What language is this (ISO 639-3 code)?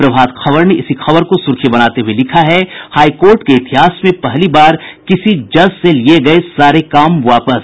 hin